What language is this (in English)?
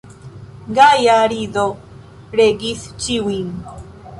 Esperanto